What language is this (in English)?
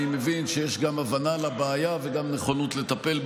Hebrew